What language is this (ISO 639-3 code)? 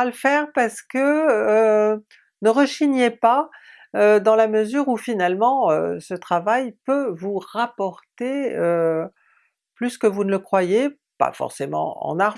fra